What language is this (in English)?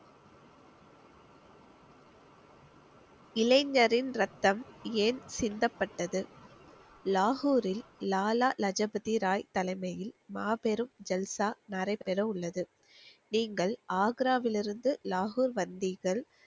Tamil